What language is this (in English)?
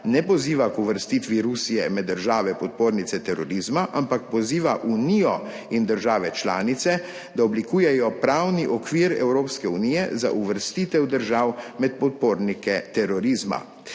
Slovenian